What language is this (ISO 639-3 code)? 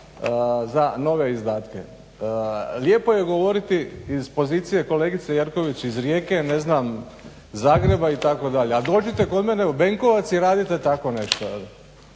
hrv